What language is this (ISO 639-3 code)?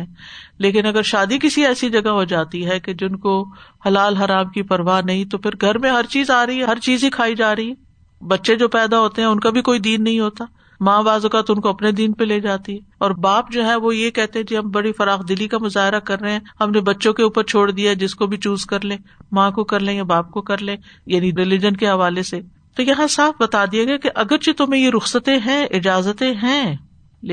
urd